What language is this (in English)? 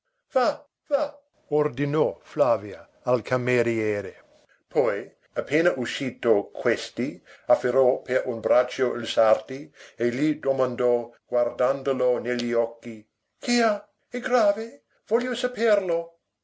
Italian